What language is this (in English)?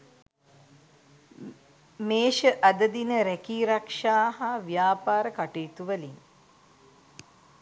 Sinhala